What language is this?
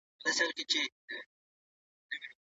Pashto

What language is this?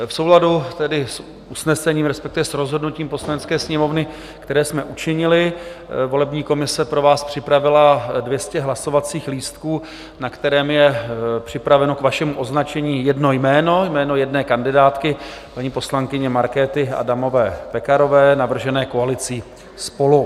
Czech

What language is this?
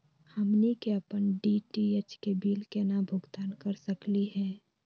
Magahi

